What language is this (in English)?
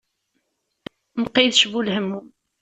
Kabyle